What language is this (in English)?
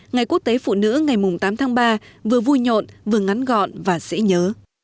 Vietnamese